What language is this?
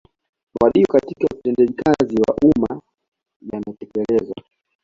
Swahili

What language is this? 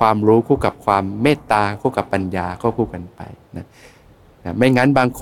Thai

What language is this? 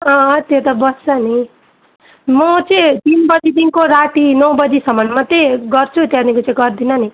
Nepali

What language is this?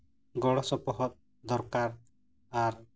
Santali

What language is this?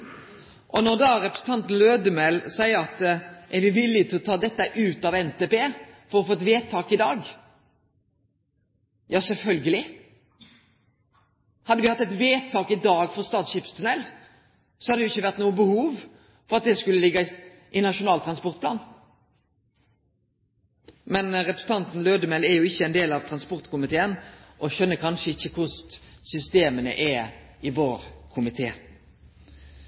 Norwegian Nynorsk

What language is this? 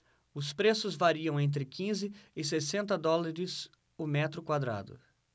Portuguese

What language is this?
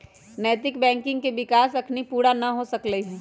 Magahi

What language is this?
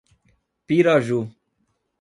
Portuguese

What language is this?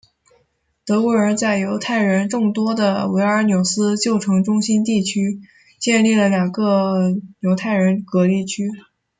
Chinese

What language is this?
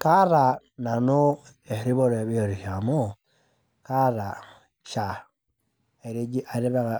Masai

